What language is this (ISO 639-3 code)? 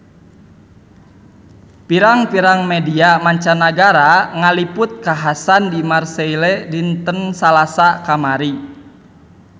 sun